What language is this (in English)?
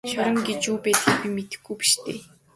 Mongolian